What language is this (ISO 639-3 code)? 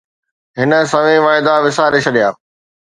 snd